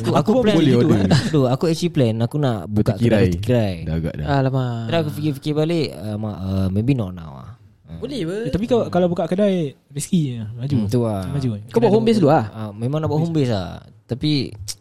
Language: Malay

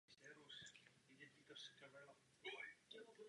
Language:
Czech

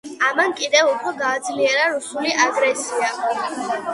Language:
Georgian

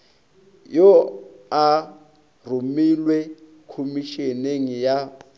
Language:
Northern Sotho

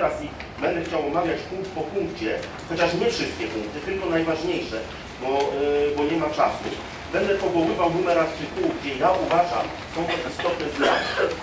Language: Polish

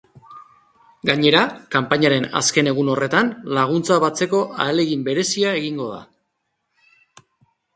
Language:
Basque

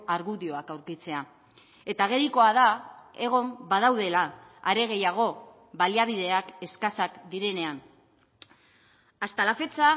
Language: Basque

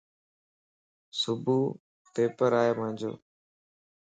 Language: Lasi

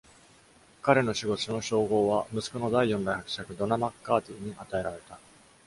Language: Japanese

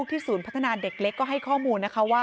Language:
Thai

